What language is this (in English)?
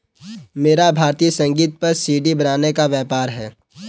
Hindi